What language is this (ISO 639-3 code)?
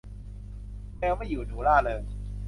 tha